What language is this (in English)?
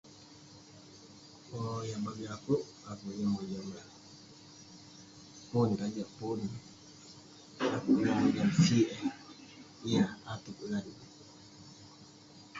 Western Penan